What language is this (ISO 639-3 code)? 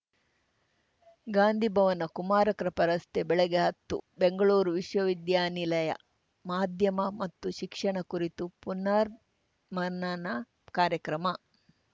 kan